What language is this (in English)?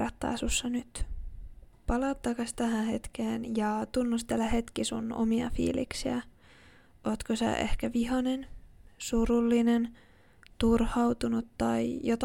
Finnish